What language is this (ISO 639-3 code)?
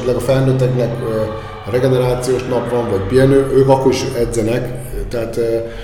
hun